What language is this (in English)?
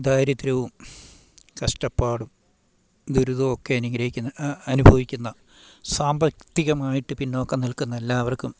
Malayalam